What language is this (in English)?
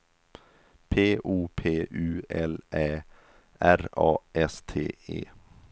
Swedish